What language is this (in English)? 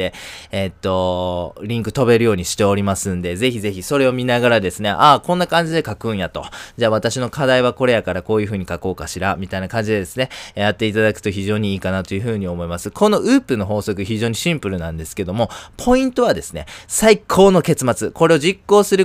Japanese